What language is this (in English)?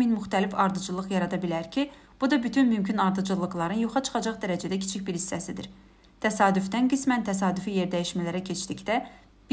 Turkish